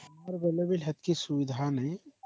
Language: Odia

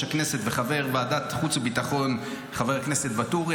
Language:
Hebrew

